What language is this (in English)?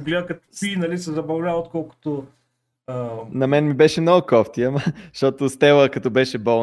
Bulgarian